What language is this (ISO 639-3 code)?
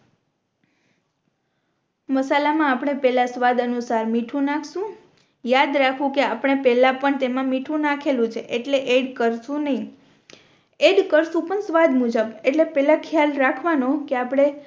guj